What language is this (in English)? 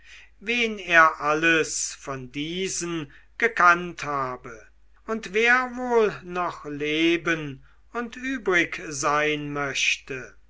German